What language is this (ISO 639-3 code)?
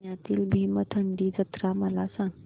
mar